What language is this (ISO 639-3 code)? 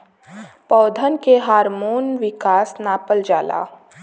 bho